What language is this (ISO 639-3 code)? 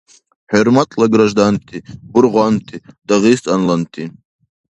dar